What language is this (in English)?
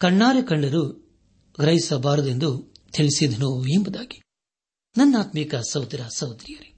Kannada